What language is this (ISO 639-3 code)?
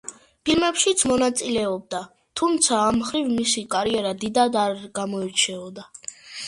kat